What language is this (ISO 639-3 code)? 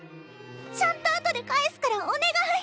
jpn